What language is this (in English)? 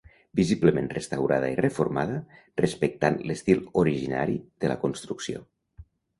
Catalan